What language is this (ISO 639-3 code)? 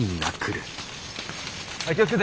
jpn